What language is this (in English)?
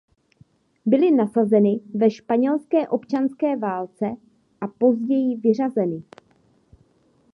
Czech